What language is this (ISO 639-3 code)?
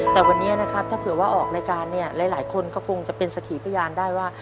tha